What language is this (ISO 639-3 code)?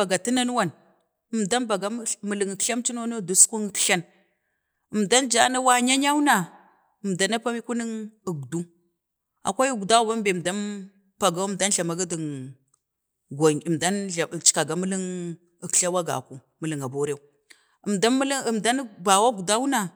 bde